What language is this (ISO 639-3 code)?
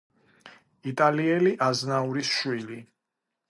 kat